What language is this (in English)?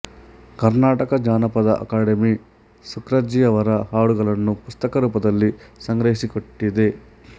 Kannada